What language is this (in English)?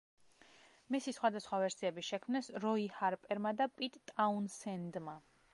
Georgian